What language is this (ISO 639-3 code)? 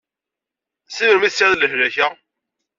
kab